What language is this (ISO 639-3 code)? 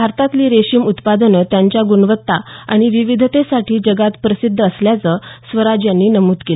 mar